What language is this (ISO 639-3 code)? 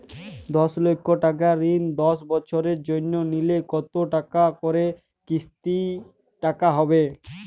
ben